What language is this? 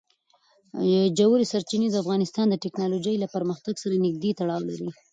Pashto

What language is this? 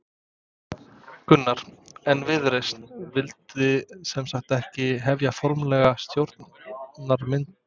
Icelandic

